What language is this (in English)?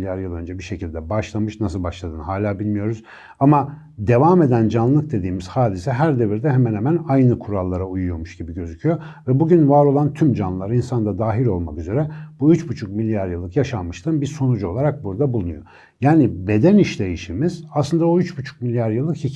Turkish